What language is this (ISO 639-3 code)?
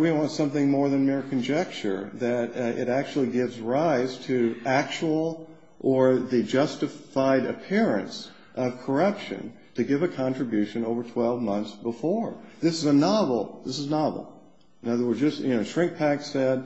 eng